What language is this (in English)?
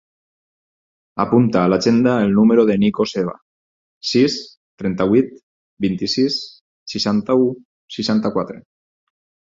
Catalan